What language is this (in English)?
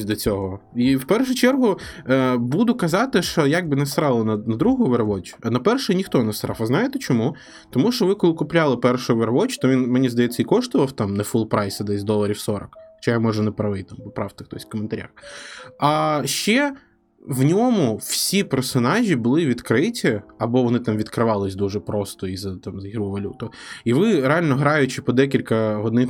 Ukrainian